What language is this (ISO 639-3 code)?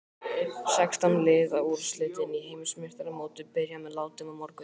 isl